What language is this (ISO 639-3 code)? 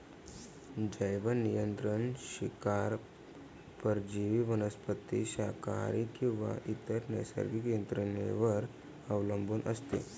mar